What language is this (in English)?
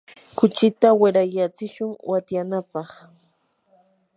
Yanahuanca Pasco Quechua